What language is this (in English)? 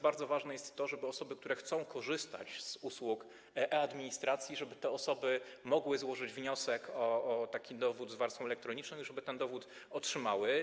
Polish